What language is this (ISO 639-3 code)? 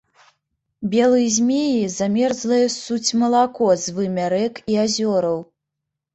bel